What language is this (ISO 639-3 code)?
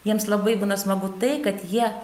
lit